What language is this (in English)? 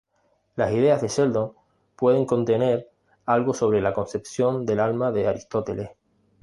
Spanish